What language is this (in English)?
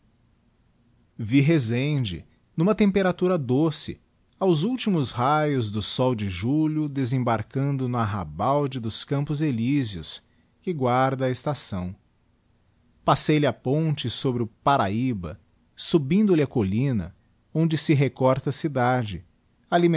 Portuguese